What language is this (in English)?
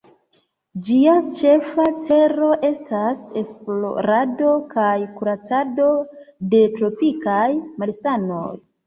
Esperanto